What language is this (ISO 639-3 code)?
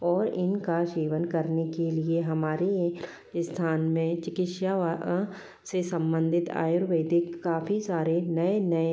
hin